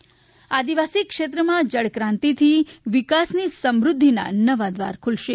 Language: Gujarati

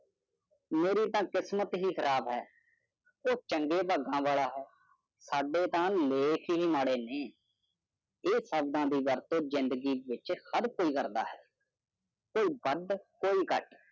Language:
Punjabi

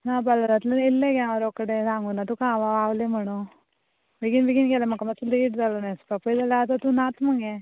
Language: Konkani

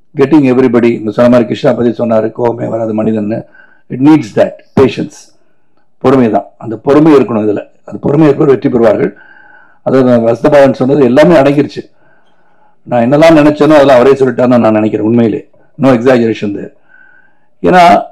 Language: Tamil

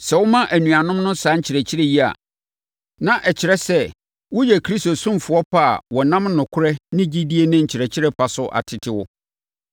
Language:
Akan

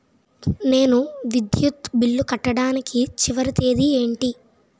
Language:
Telugu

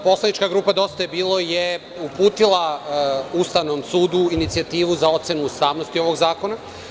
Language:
Serbian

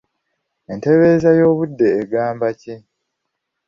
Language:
Ganda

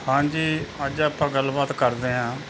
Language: Punjabi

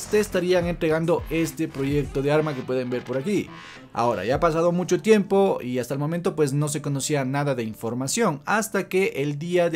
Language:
Spanish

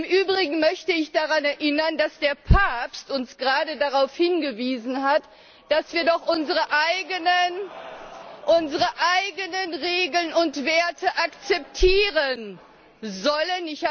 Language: German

